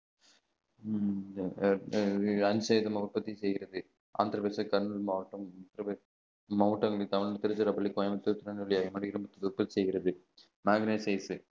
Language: Tamil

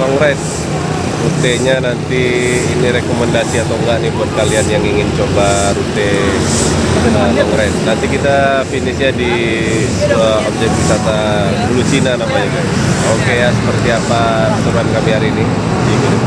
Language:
Indonesian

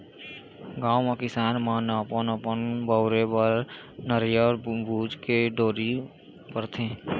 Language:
Chhattisgarhi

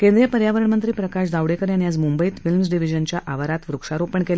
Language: Marathi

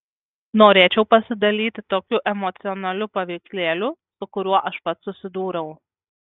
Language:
Lithuanian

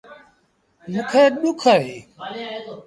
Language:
Sindhi Bhil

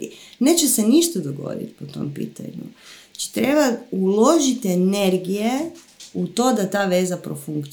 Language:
Croatian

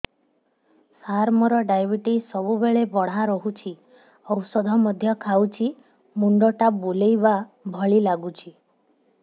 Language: Odia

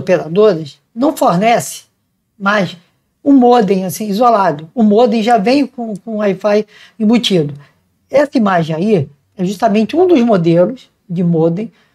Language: Portuguese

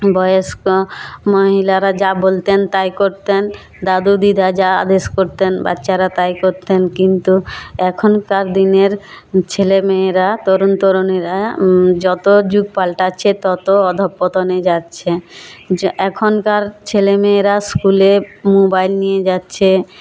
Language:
Bangla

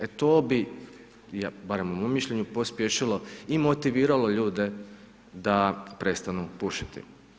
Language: Croatian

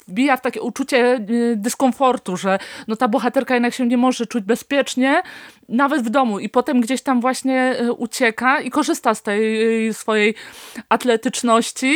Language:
Polish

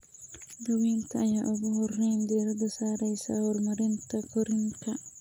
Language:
Somali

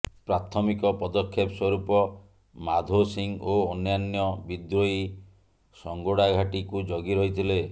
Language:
Odia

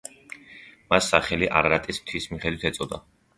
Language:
Georgian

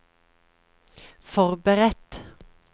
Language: Norwegian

